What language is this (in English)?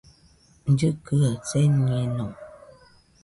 Nüpode Huitoto